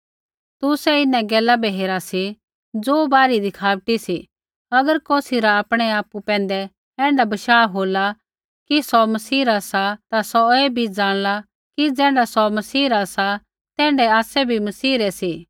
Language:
Kullu Pahari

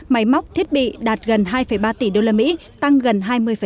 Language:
Vietnamese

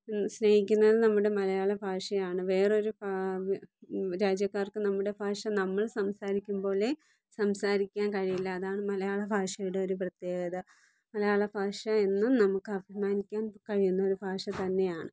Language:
Malayalam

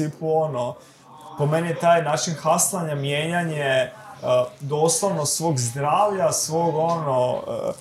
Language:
Croatian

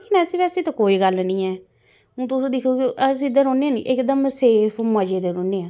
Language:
Dogri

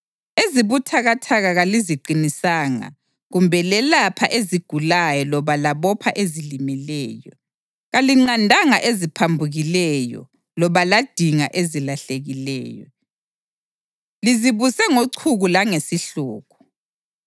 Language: North Ndebele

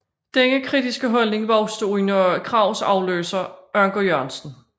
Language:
Danish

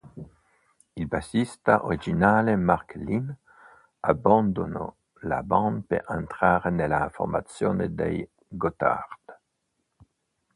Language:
Italian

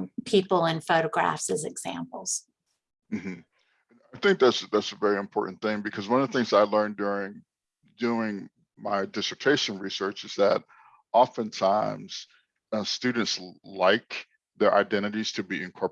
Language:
English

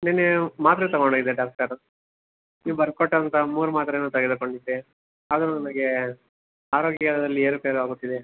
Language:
Kannada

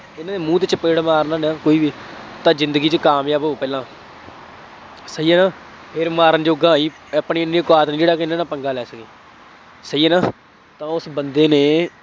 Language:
Punjabi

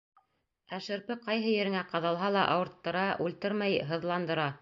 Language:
Bashkir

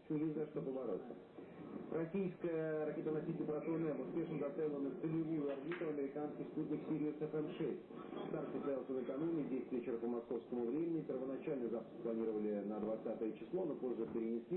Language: Russian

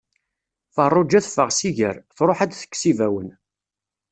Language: Kabyle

